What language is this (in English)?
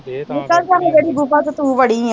Punjabi